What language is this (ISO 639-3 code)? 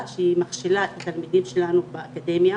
heb